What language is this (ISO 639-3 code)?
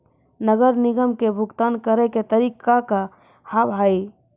mai